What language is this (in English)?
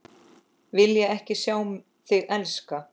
Icelandic